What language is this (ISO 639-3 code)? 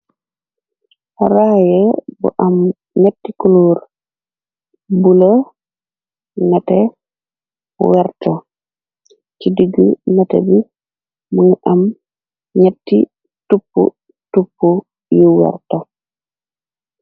wol